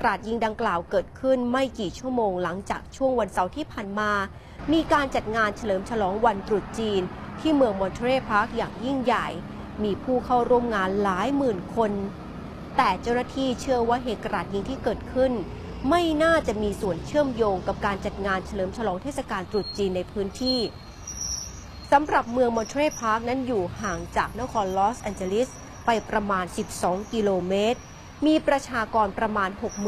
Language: Thai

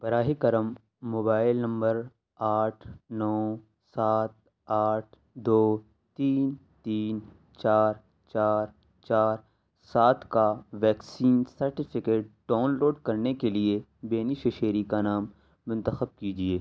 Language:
Urdu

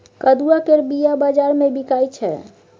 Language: Maithili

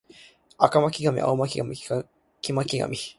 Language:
Japanese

